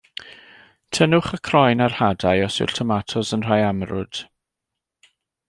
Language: Welsh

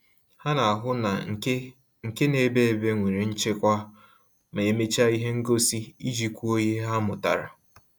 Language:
Igbo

